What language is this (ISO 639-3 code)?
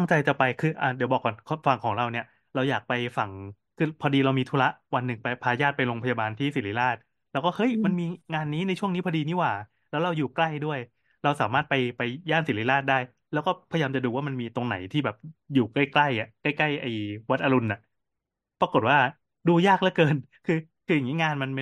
tha